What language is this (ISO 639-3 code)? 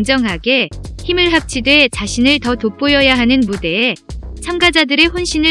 kor